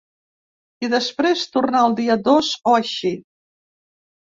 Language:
Catalan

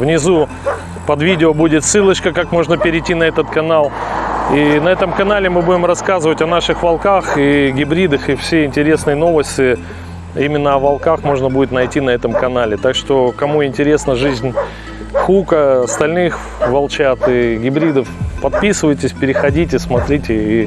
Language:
Russian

